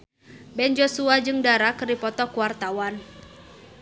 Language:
Sundanese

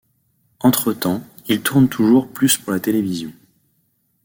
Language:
French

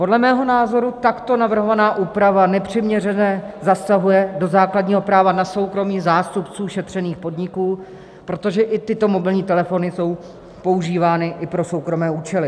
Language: Czech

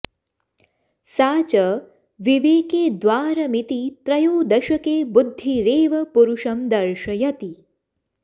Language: Sanskrit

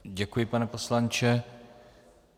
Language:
Czech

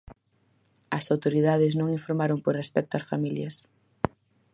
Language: Galician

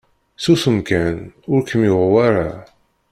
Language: Kabyle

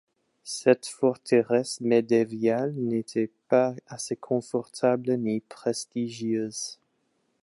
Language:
French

